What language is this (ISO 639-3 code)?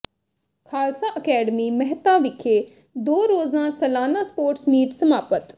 pan